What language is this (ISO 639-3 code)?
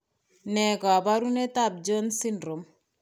kln